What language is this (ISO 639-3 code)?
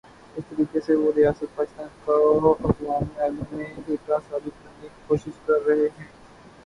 urd